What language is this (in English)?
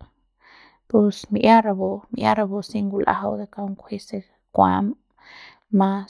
Central Pame